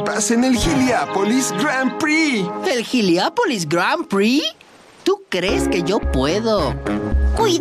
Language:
Spanish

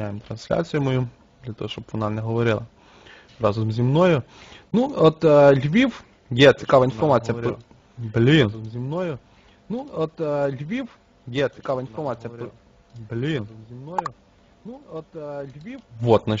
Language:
Ukrainian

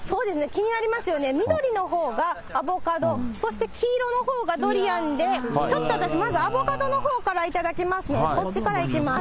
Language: Japanese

